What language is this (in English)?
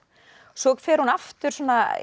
Icelandic